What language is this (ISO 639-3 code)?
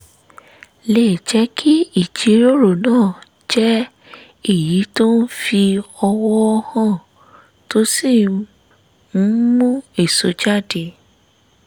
yor